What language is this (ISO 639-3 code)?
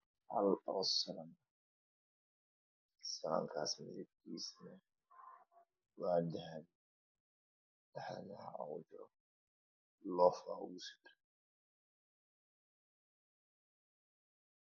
som